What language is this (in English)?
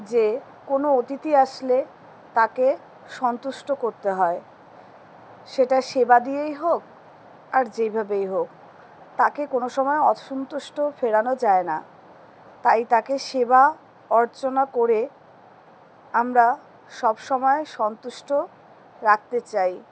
Bangla